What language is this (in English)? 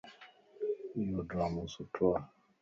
Lasi